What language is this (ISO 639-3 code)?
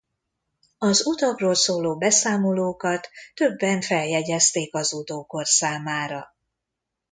hun